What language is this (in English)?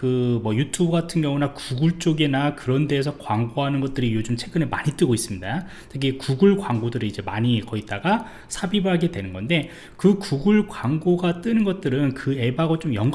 Korean